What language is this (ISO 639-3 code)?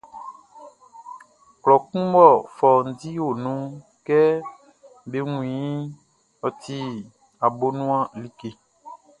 bci